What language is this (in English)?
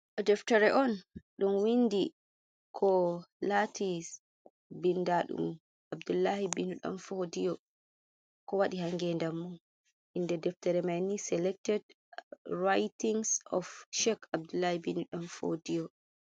Fula